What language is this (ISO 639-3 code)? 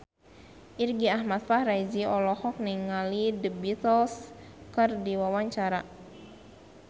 sun